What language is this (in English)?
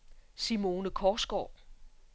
Danish